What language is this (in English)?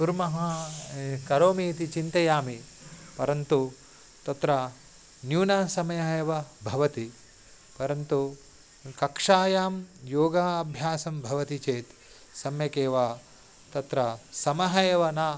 Sanskrit